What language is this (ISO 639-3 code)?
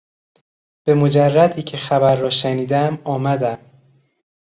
fas